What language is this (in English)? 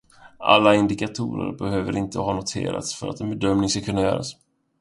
Swedish